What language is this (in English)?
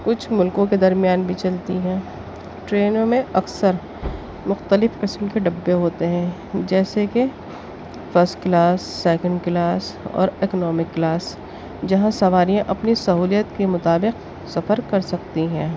Urdu